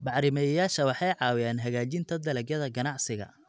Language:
Somali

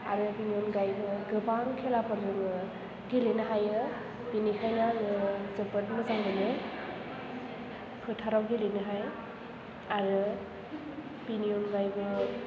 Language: Bodo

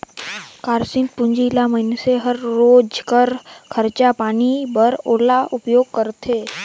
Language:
Chhattisgarhi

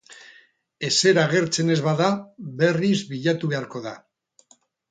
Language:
Basque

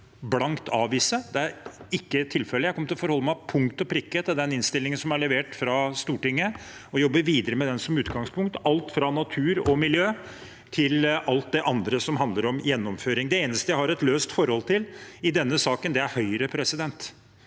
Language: Norwegian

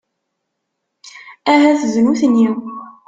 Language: Kabyle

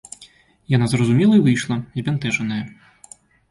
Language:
Belarusian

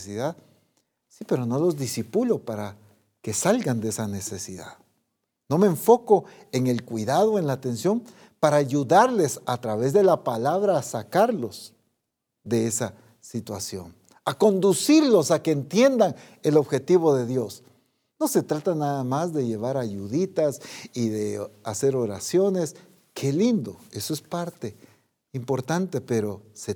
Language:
Spanish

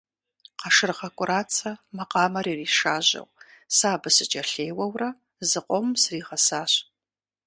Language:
Kabardian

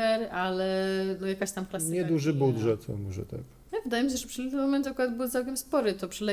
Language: Polish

